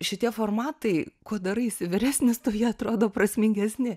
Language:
Lithuanian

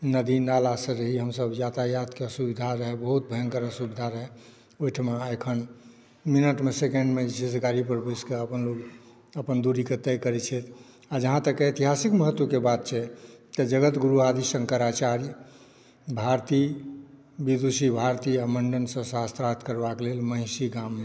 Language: Maithili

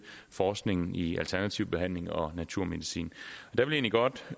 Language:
Danish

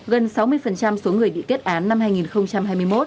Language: Vietnamese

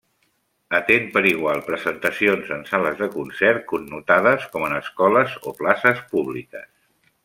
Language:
Catalan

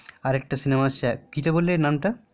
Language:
Bangla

